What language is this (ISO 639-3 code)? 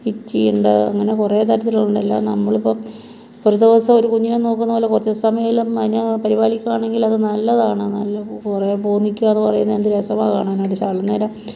mal